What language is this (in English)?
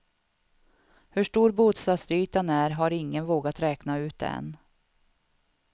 Swedish